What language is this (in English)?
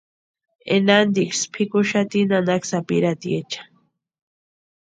Western Highland Purepecha